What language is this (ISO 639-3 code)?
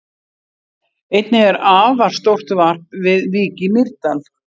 isl